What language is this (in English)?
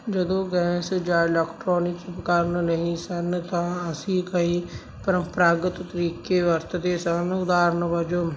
Punjabi